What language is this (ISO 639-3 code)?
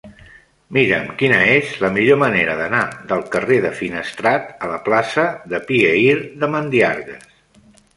cat